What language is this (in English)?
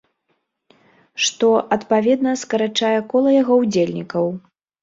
Belarusian